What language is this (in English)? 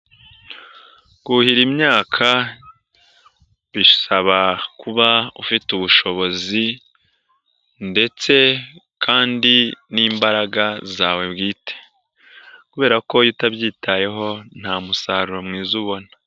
Kinyarwanda